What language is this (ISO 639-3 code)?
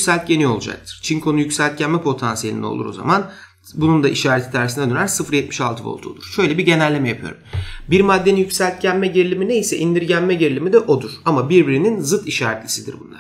tur